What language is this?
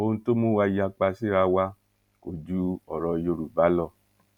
Yoruba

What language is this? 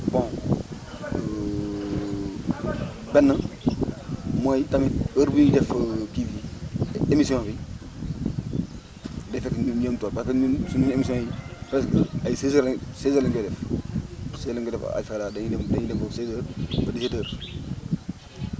Wolof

